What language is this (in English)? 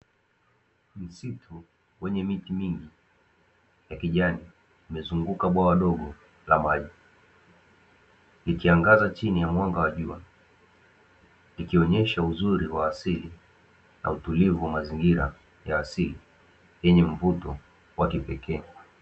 Swahili